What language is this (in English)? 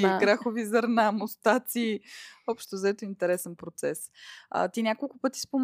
Bulgarian